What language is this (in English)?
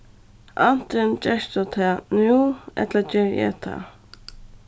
Faroese